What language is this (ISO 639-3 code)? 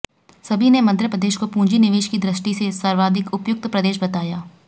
hin